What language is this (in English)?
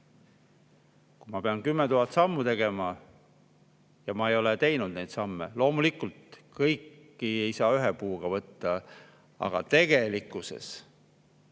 Estonian